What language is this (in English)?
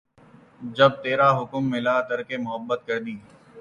Urdu